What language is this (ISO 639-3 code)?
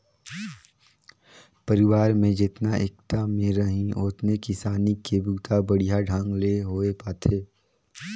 hne